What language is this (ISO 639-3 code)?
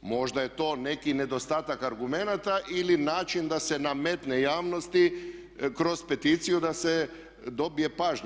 hrv